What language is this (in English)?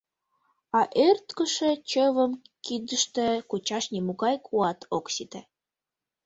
Mari